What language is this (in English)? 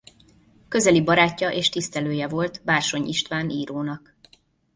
Hungarian